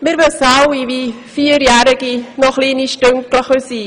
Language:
Swiss German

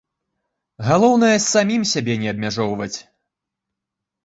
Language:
Belarusian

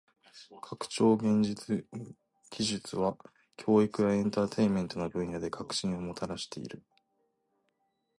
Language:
Japanese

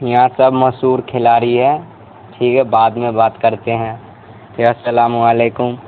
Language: Urdu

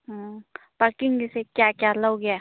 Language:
Manipuri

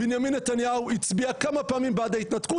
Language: Hebrew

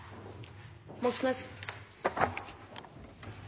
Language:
Norwegian Bokmål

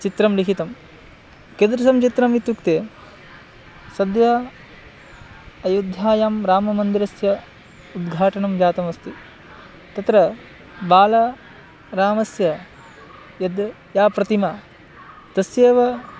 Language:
Sanskrit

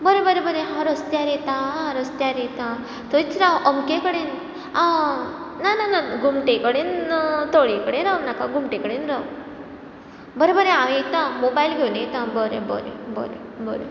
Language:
Konkani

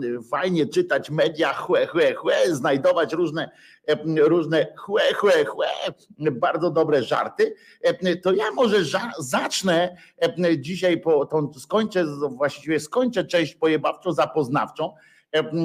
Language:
Polish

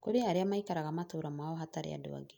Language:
Kikuyu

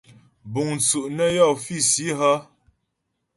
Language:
Ghomala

